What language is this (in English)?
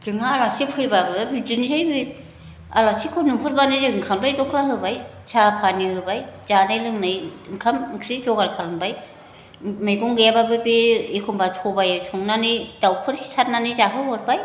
Bodo